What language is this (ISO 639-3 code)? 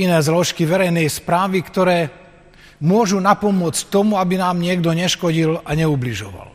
slk